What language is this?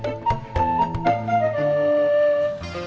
Indonesian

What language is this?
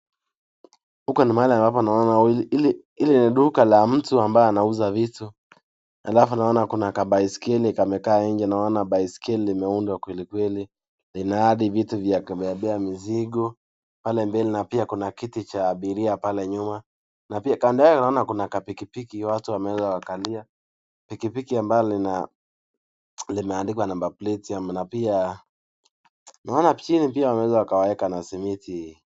Swahili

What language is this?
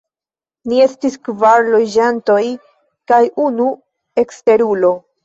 Esperanto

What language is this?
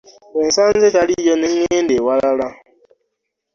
Ganda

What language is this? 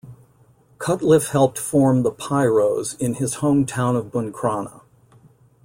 English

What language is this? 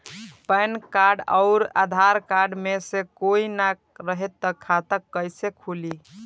Bhojpuri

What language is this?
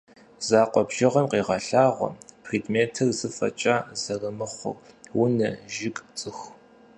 Kabardian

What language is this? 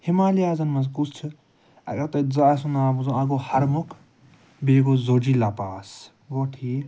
Kashmiri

